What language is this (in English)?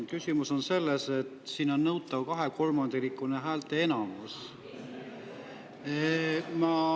Estonian